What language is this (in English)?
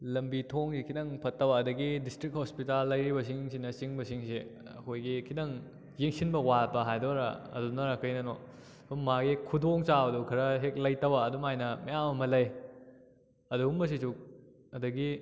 Manipuri